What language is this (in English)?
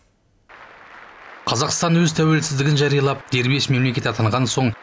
Kazakh